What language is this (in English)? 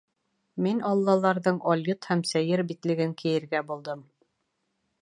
Bashkir